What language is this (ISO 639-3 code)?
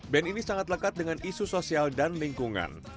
ind